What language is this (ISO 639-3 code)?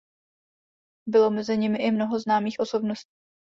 ces